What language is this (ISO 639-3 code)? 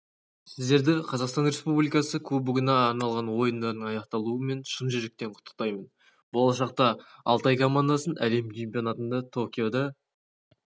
kaz